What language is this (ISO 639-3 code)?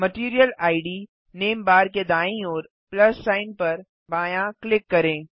hin